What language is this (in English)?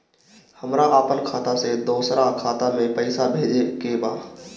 Bhojpuri